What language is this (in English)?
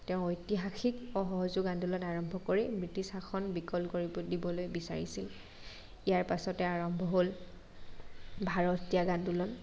Assamese